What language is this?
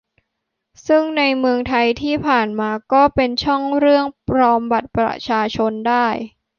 Thai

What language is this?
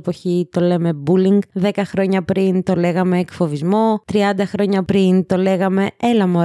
Greek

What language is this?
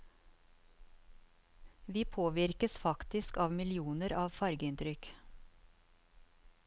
Norwegian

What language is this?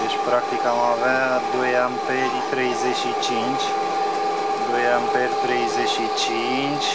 Romanian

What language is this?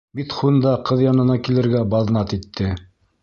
Bashkir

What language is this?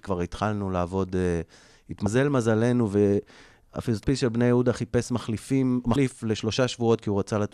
Hebrew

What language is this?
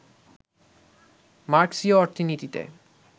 Bangla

